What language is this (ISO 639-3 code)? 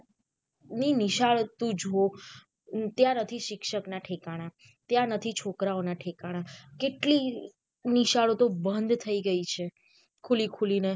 guj